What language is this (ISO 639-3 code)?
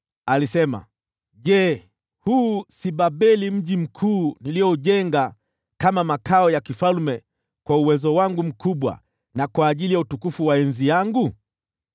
swa